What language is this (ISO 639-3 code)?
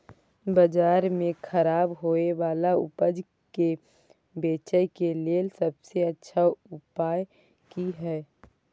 mai